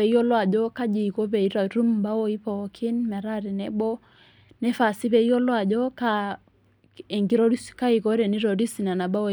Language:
Masai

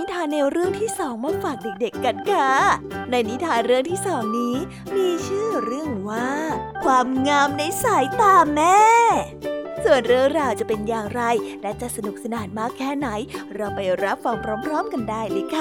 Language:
Thai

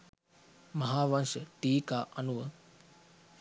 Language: Sinhala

